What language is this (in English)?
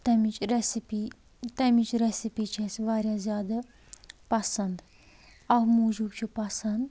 Kashmiri